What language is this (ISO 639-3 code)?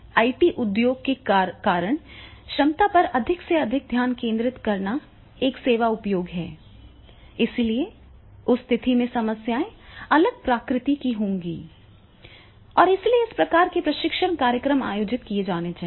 hin